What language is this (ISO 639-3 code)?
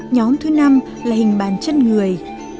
vie